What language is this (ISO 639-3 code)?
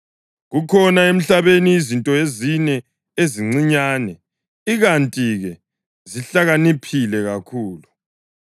nde